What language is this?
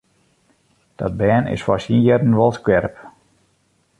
Western Frisian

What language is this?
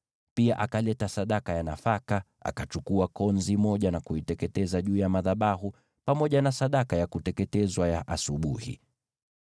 Swahili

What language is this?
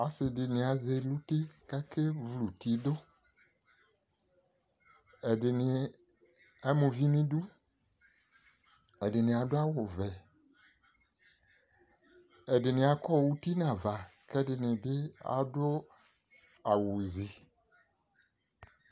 Ikposo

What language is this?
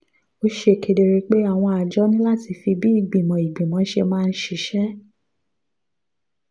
Yoruba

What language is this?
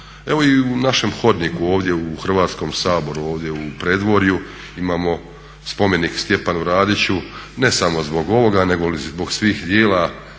Croatian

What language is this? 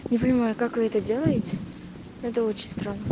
Russian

